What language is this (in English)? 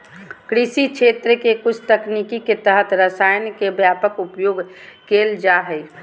Magahi